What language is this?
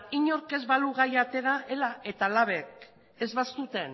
Basque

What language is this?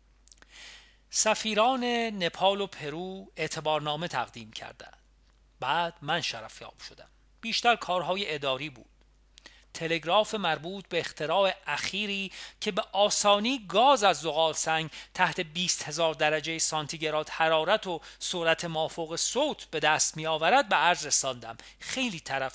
Persian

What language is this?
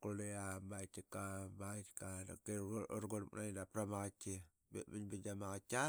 Qaqet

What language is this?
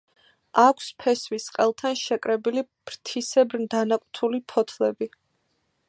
Georgian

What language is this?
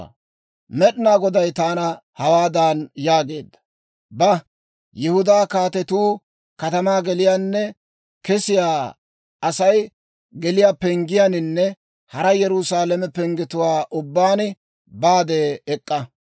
Dawro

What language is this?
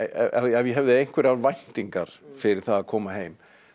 Icelandic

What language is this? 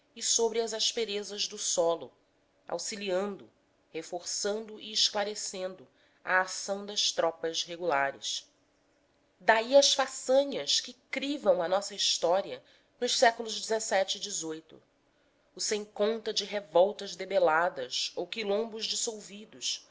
Portuguese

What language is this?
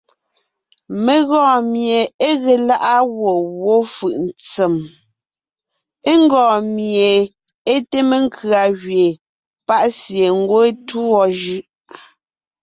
Ngiemboon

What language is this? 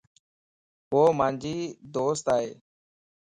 Lasi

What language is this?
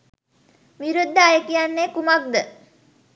Sinhala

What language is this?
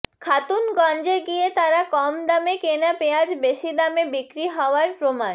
Bangla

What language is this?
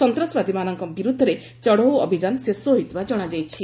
Odia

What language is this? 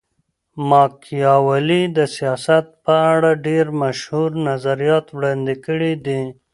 Pashto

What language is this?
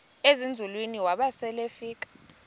Xhosa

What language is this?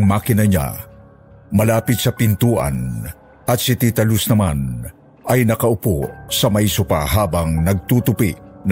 Filipino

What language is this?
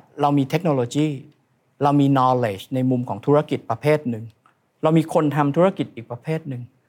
Thai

